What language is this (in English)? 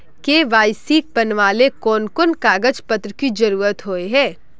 Magahi